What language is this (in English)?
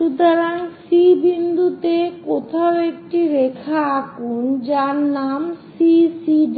Bangla